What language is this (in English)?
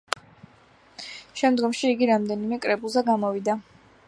Georgian